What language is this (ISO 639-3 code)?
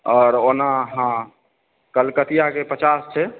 mai